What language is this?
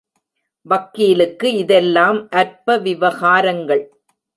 Tamil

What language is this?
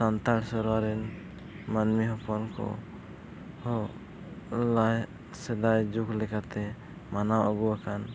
Santali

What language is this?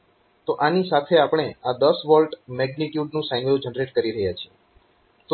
Gujarati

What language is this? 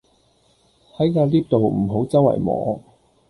Cantonese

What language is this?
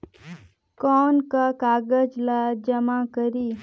Chhattisgarhi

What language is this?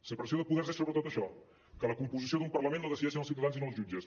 Catalan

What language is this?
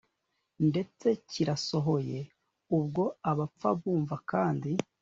Kinyarwanda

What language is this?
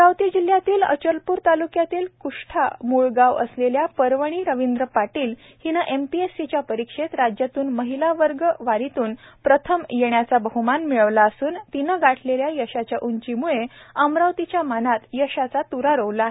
Marathi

